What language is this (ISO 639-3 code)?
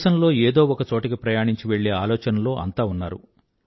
tel